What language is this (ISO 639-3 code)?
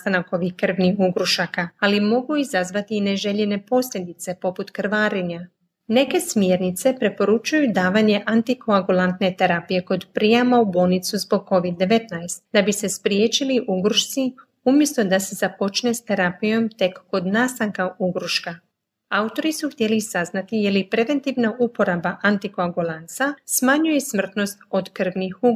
hrv